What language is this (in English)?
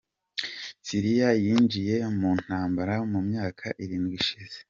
Kinyarwanda